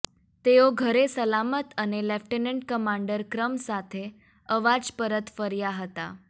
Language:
Gujarati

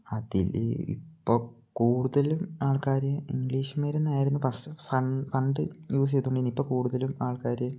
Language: Malayalam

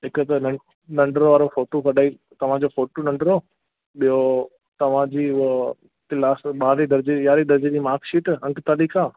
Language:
Sindhi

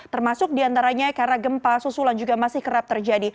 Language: Indonesian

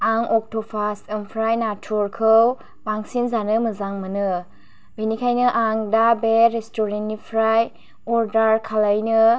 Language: Bodo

